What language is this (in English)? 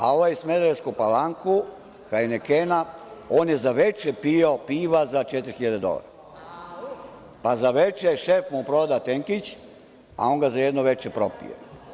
Serbian